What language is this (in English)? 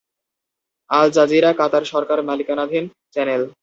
Bangla